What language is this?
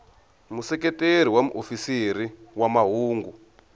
Tsonga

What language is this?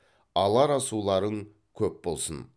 Kazakh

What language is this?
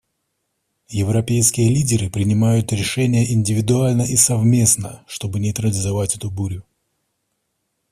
Russian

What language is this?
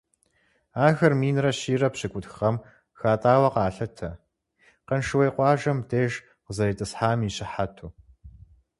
Kabardian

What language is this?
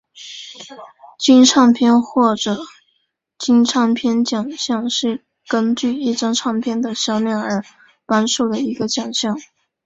Chinese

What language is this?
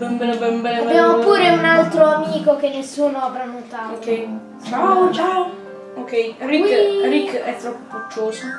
Italian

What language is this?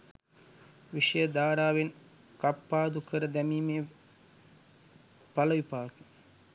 Sinhala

